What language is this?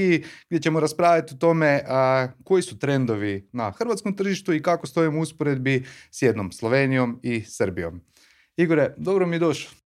Croatian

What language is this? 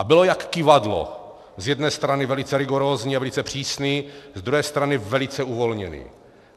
Czech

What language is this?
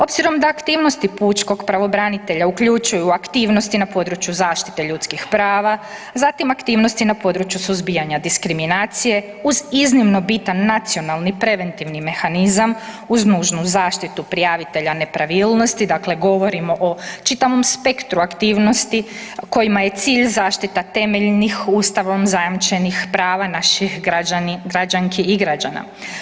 Croatian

